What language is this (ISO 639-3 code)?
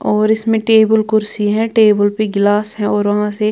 hin